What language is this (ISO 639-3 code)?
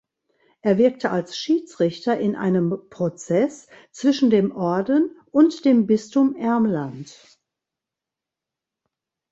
deu